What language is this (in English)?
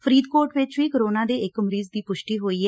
Punjabi